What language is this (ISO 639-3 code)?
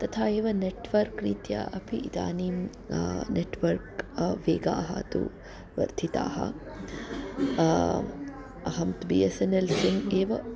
san